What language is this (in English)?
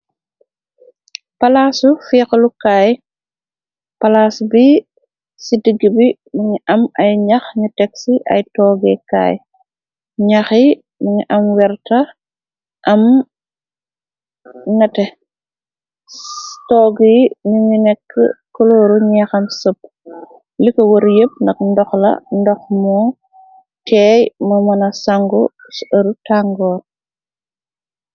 Wolof